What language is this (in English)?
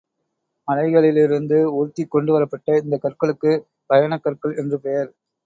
Tamil